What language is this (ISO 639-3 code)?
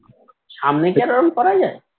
ben